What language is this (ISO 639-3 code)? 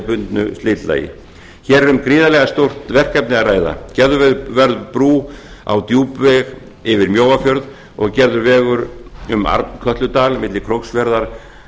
isl